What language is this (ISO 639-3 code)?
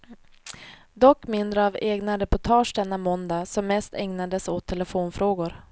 swe